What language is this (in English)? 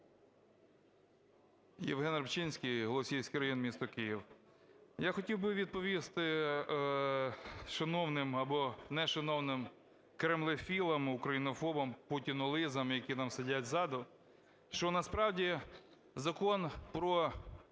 Ukrainian